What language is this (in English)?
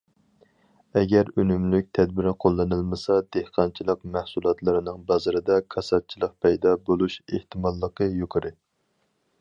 Uyghur